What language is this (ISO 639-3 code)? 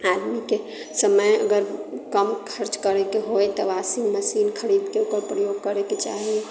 mai